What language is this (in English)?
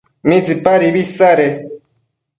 Matsés